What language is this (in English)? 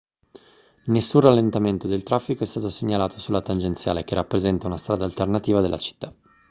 Italian